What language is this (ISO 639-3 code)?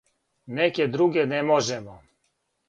srp